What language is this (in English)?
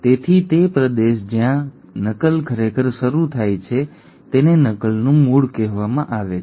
Gujarati